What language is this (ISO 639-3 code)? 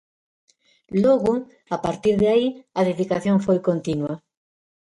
glg